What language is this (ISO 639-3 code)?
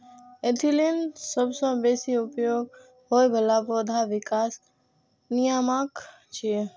mai